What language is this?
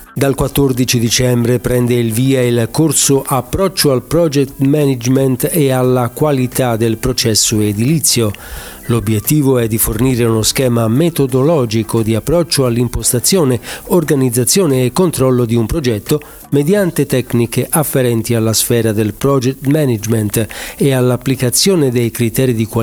Italian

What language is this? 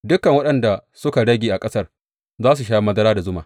Hausa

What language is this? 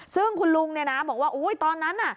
Thai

